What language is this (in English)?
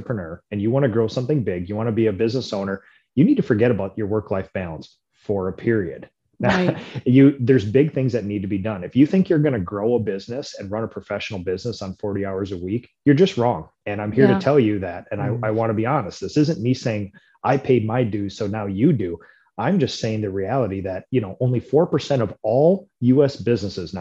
English